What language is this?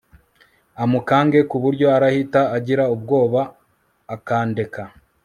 Kinyarwanda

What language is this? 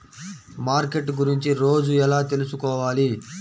Telugu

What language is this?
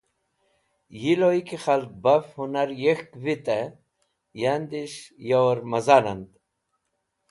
Wakhi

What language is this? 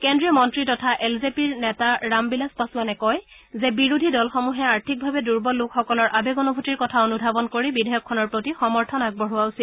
Assamese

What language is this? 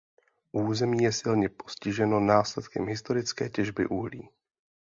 Czech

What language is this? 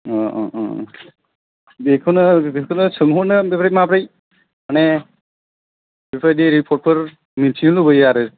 Bodo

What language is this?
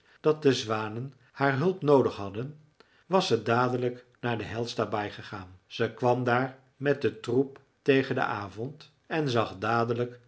Dutch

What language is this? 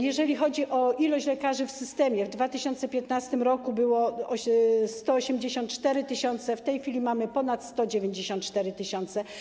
Polish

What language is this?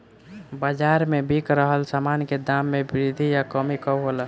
Bhojpuri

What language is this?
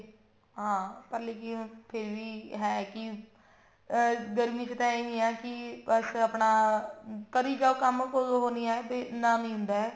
Punjabi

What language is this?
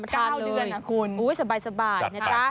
Thai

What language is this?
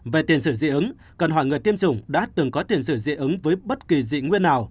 Vietnamese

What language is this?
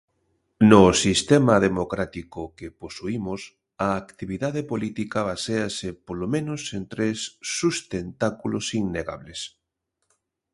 Galician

